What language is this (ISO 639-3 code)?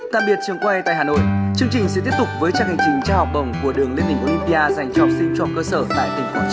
vie